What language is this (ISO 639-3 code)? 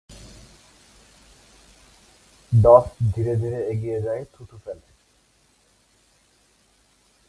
ben